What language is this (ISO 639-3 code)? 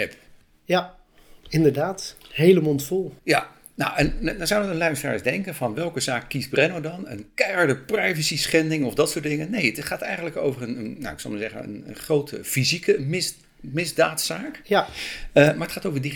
nld